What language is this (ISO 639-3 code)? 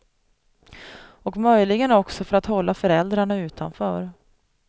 swe